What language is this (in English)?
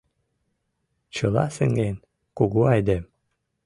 Mari